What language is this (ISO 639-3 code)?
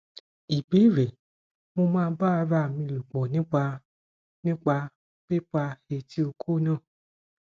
yor